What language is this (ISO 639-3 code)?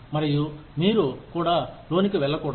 tel